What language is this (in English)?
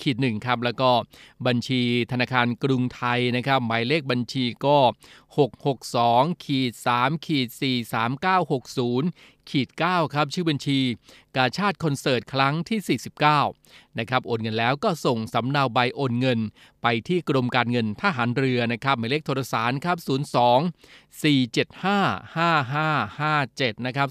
Thai